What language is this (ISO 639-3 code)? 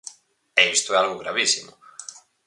glg